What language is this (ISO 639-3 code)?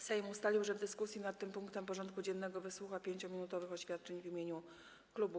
pol